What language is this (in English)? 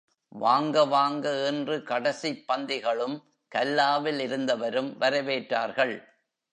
Tamil